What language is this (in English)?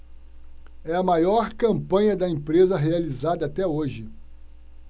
Portuguese